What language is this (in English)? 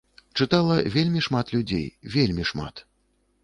Belarusian